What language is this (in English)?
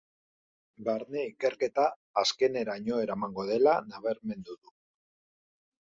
Basque